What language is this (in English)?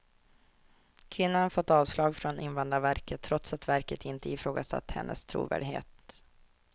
Swedish